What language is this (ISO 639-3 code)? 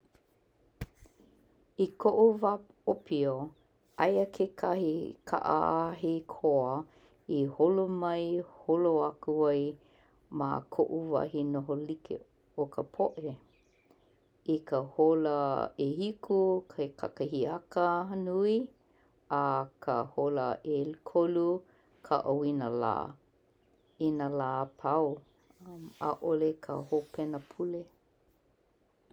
haw